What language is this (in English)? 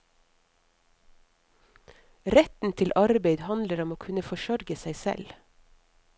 Norwegian